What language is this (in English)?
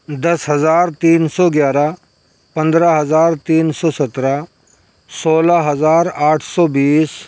Urdu